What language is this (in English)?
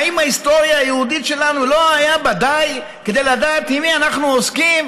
Hebrew